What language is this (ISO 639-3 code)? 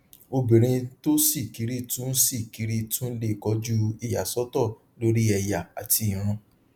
yor